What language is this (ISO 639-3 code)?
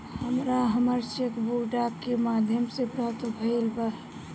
bho